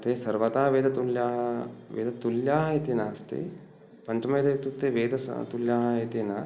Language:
Sanskrit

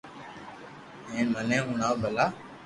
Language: Loarki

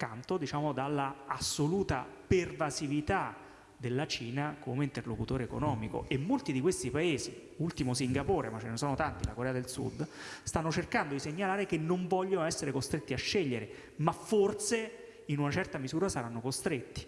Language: Italian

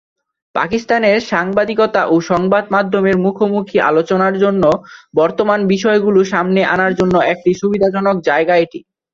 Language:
Bangla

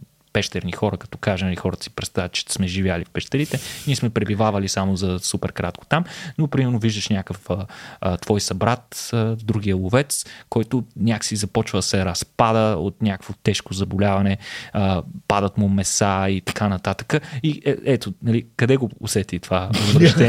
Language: Bulgarian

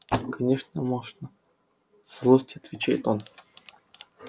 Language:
Russian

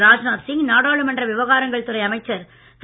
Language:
Tamil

